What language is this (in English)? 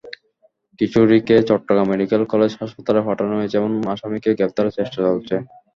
Bangla